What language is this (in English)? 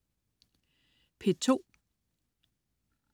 Danish